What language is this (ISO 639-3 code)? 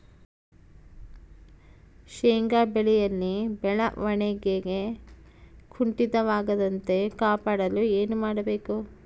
kan